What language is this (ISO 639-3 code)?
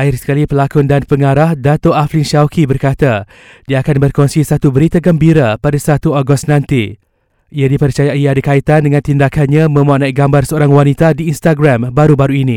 msa